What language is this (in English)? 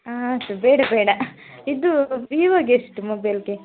Kannada